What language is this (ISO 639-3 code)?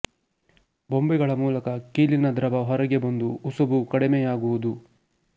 kan